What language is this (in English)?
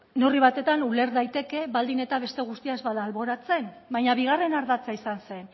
Basque